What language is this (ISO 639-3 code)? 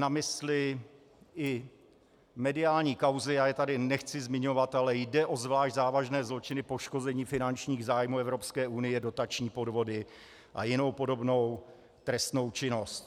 ces